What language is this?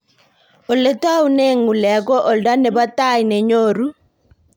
Kalenjin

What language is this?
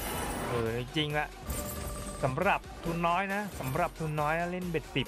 Thai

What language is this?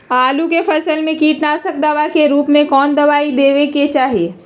Magahi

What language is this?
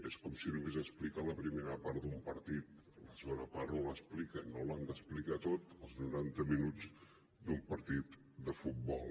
Catalan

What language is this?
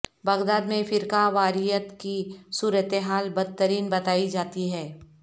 Urdu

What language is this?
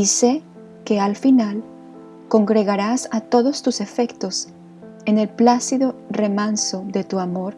Spanish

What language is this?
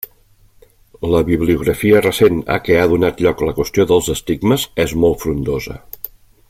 Catalan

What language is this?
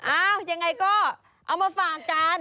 Thai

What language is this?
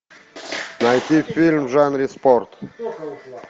Russian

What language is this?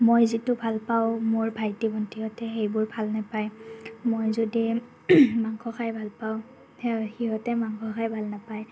Assamese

